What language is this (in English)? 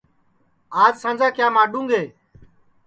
Sansi